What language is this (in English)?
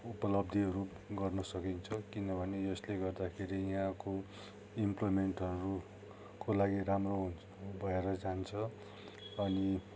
Nepali